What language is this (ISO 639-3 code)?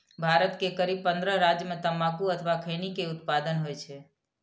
mai